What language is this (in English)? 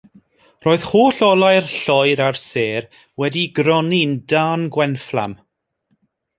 Welsh